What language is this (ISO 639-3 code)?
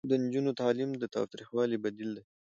pus